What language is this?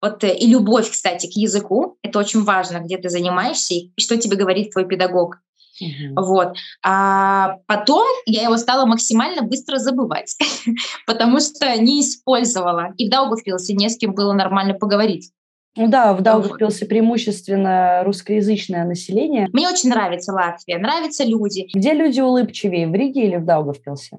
Russian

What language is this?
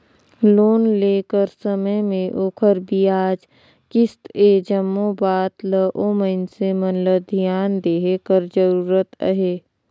Chhattisgarhi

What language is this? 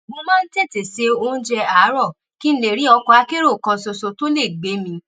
Yoruba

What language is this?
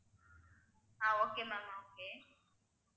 Tamil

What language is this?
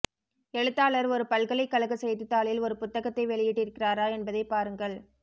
Tamil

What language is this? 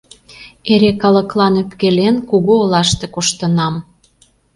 Mari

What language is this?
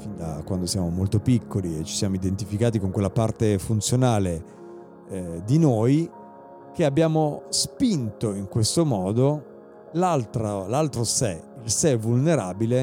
Italian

